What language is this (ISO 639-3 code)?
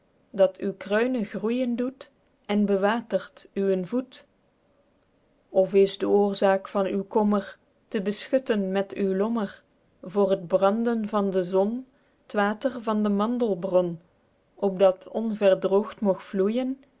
nld